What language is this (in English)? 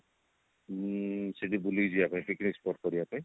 Odia